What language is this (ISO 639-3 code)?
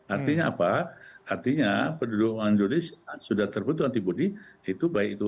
ind